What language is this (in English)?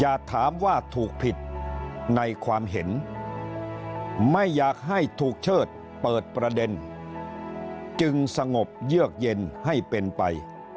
Thai